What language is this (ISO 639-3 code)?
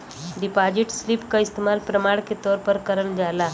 bho